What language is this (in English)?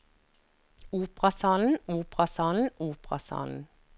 Norwegian